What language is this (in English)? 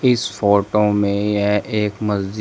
Hindi